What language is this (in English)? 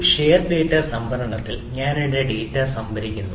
Malayalam